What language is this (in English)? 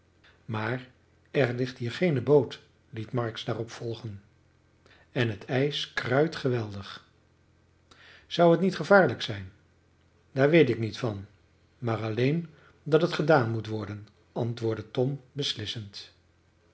Dutch